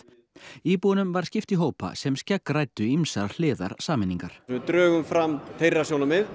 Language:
Icelandic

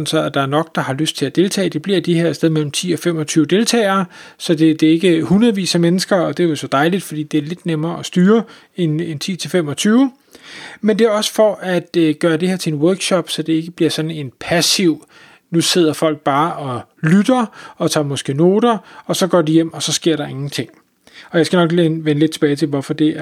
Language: Danish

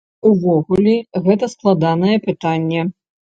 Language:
Belarusian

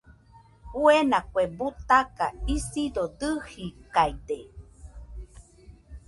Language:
Nüpode Huitoto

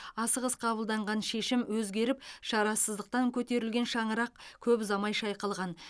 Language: Kazakh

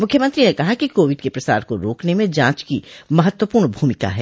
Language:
Hindi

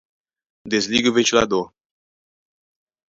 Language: Portuguese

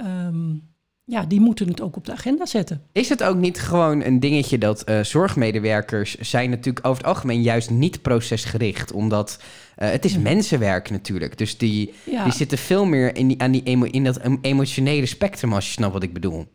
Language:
Dutch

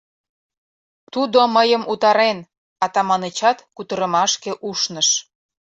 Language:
Mari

